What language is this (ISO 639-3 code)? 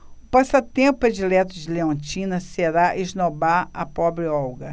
por